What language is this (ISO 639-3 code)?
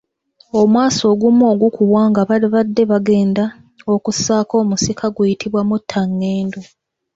lug